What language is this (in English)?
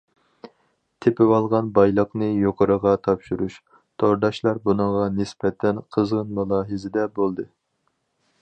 Uyghur